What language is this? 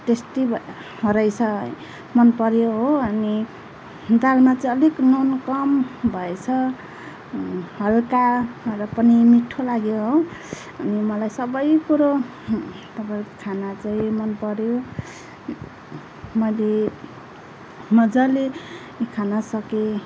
Nepali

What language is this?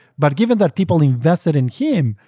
English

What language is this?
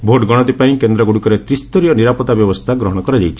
Odia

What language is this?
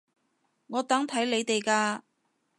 Cantonese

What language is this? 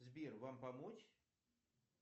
Russian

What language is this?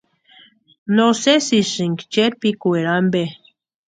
Western Highland Purepecha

